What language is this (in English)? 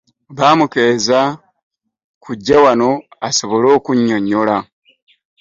Ganda